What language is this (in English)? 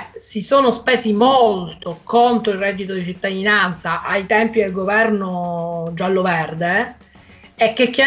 Italian